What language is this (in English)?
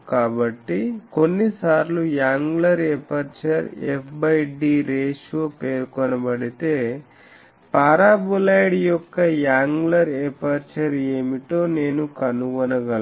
Telugu